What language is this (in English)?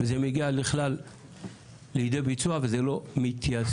Hebrew